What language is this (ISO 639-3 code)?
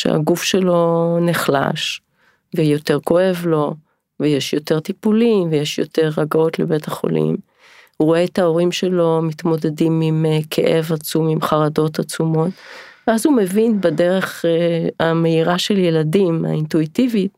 heb